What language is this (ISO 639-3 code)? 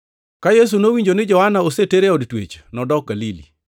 luo